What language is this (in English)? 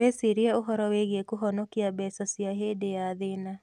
Kikuyu